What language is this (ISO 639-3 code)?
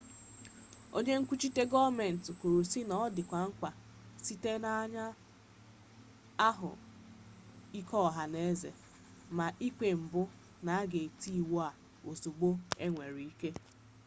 ibo